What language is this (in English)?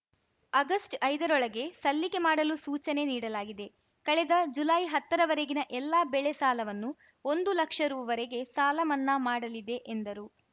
Kannada